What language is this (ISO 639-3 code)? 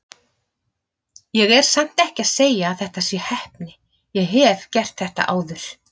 isl